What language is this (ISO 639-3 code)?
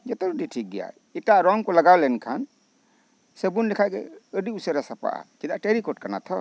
sat